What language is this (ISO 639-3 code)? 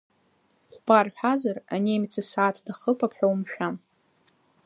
abk